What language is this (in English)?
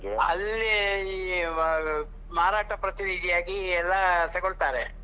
Kannada